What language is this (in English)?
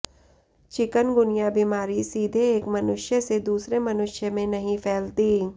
Hindi